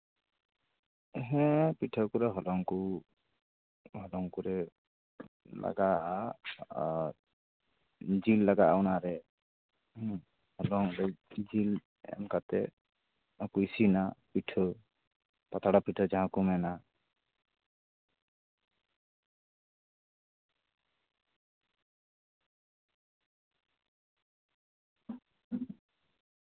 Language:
Santali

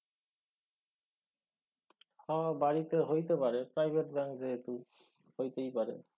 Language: Bangla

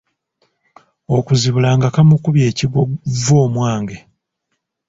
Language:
Ganda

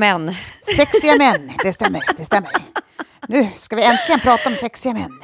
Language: Swedish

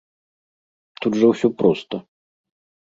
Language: Belarusian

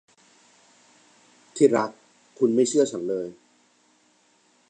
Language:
Thai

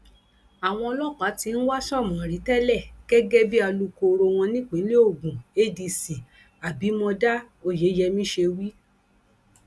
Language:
Yoruba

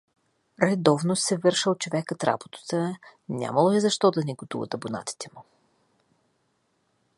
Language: Bulgarian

